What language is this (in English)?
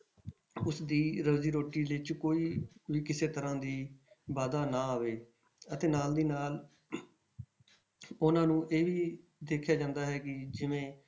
Punjabi